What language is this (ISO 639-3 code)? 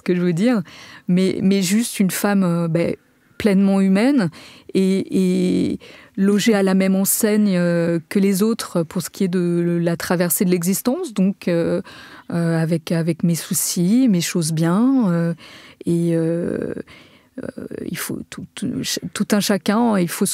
fra